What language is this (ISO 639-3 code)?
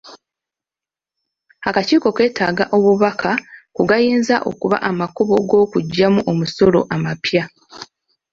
lug